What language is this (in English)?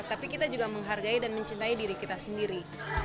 Indonesian